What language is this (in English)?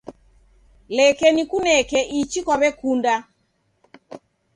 Taita